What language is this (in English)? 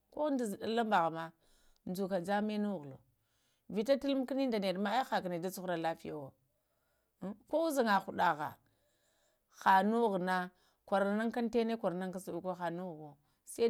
Lamang